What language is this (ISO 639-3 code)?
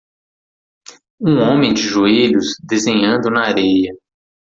por